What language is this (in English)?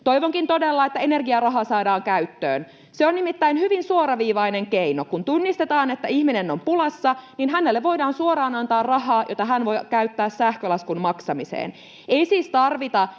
Finnish